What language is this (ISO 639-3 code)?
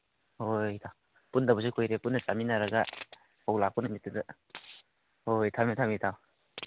mni